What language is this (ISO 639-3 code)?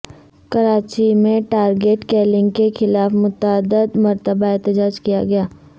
urd